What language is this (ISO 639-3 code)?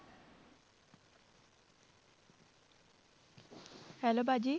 pan